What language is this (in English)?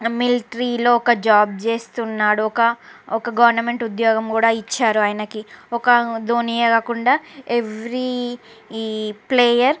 Telugu